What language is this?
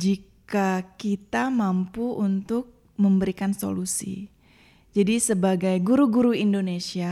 Indonesian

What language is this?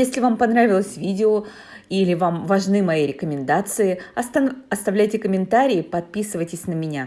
Russian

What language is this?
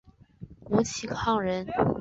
Chinese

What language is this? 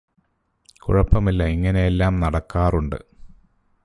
Malayalam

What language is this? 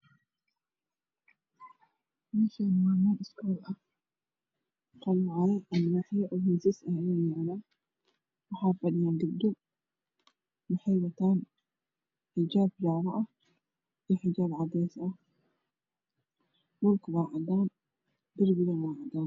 Somali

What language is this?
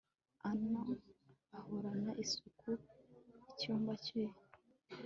Kinyarwanda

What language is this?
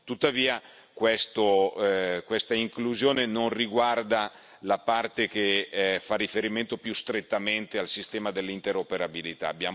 Italian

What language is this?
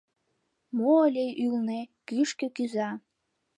Mari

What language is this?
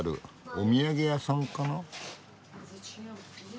Japanese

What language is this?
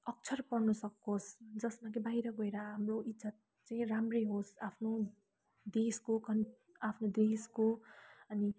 Nepali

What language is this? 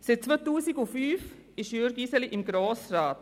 Swiss German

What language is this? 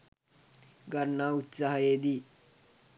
Sinhala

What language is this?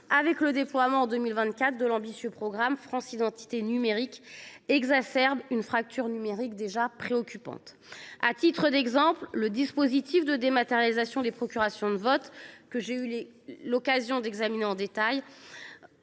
French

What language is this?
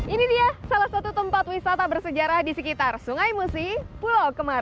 Indonesian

